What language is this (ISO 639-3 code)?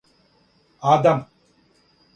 srp